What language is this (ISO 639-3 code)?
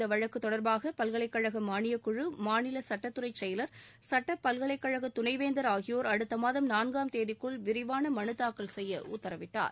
tam